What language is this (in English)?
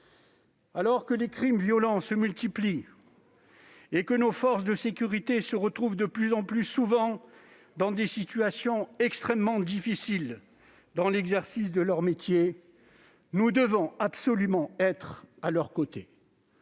French